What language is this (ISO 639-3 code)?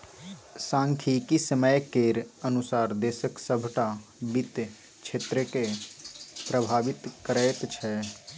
mai